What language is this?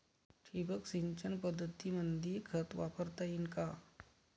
Marathi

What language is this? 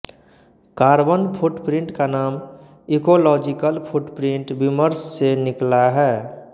Hindi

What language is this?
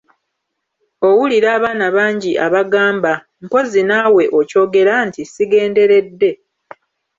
Ganda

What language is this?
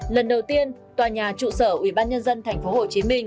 Vietnamese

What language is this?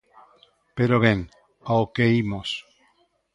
Galician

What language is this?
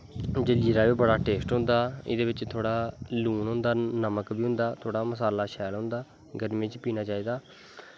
Dogri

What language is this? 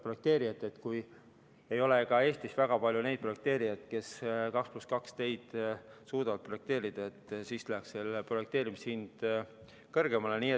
Estonian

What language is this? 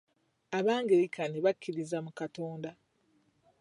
Ganda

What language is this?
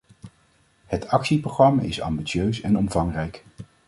Dutch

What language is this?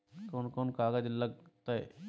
Magahi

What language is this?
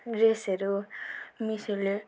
Nepali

